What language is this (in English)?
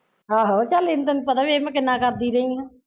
Punjabi